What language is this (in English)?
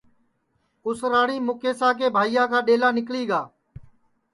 Sansi